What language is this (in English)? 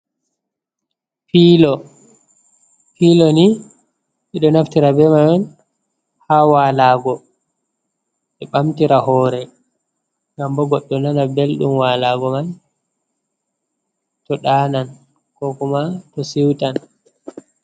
Fula